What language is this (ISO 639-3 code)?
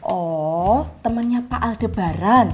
ind